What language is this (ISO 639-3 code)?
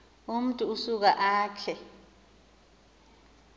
xho